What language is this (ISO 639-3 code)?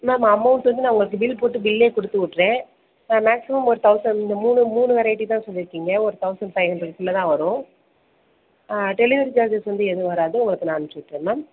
tam